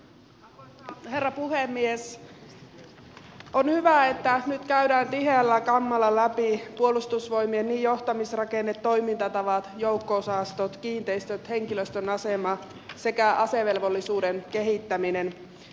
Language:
Finnish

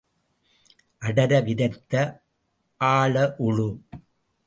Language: Tamil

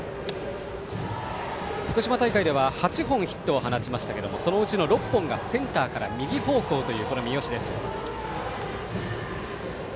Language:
Japanese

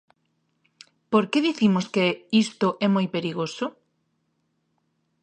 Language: Galician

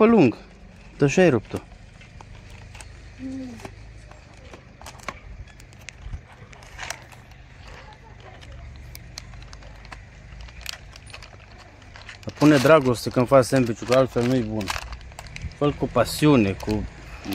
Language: Romanian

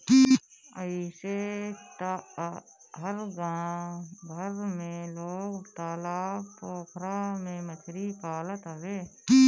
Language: Bhojpuri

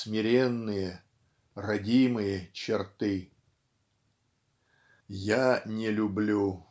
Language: Russian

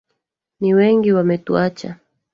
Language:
Swahili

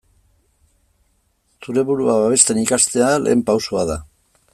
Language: Basque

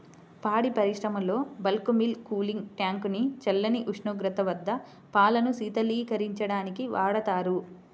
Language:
Telugu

